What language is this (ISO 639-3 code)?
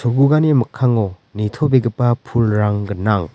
grt